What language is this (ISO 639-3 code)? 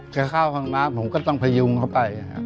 tha